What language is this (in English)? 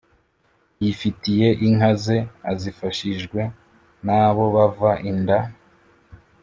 Kinyarwanda